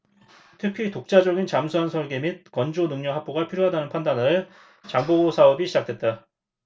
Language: Korean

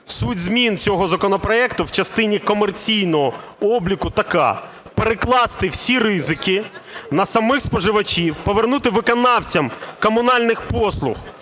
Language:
Ukrainian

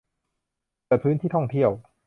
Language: Thai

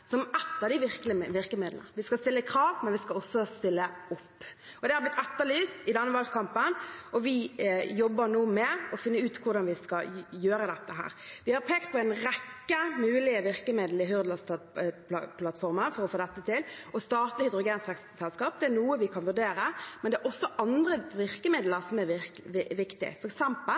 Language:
Norwegian Bokmål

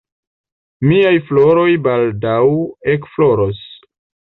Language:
Esperanto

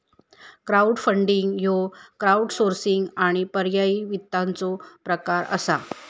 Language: Marathi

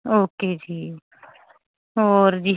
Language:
Punjabi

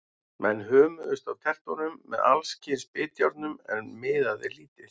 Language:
Icelandic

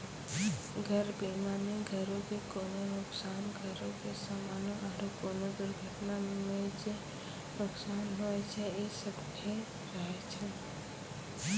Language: Maithili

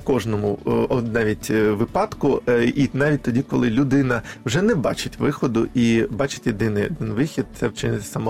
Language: Ukrainian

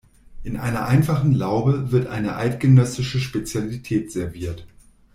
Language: German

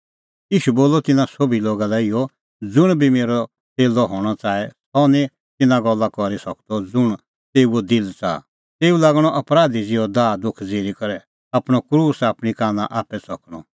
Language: Kullu Pahari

